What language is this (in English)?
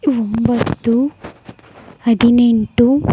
Kannada